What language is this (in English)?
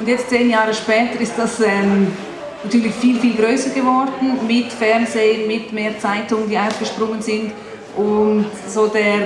German